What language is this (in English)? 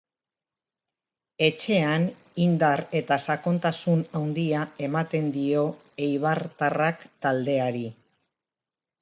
Basque